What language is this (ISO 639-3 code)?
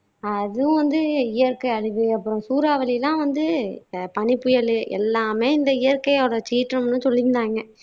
tam